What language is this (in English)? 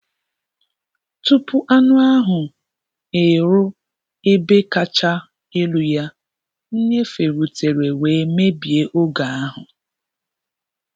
Igbo